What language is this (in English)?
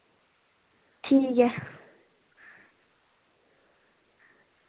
Dogri